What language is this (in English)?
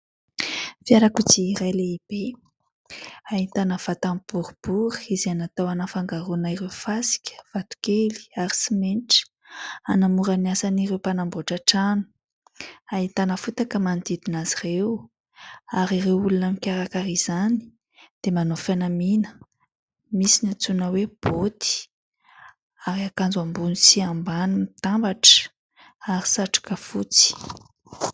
Malagasy